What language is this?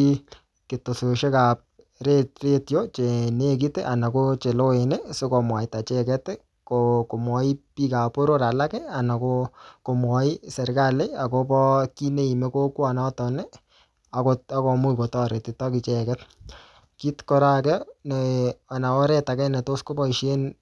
Kalenjin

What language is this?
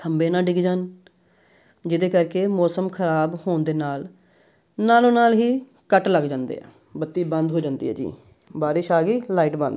Punjabi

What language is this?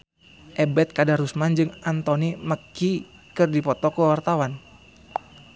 Sundanese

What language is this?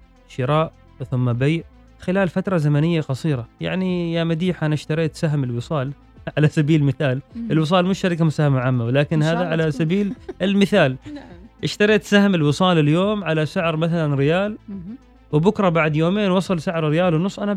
Arabic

